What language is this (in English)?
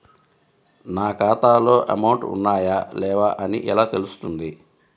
Telugu